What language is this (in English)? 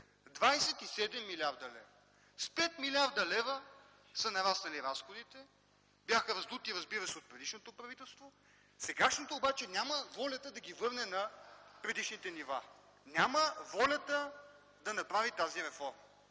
Bulgarian